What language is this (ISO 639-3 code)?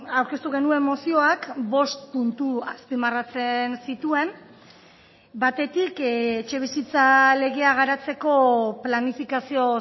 eus